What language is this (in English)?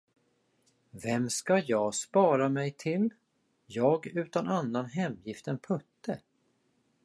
Swedish